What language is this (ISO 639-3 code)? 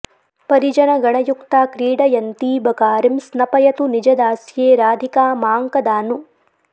san